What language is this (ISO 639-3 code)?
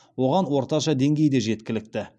kaz